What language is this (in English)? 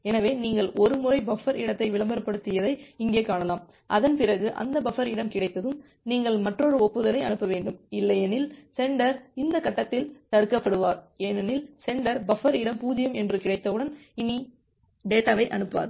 Tamil